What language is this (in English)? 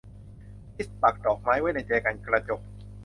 Thai